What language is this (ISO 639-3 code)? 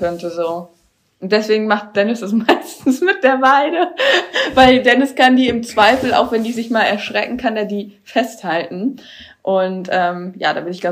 deu